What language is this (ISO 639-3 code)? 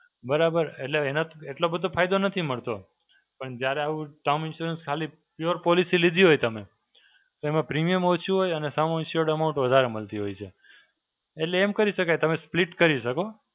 guj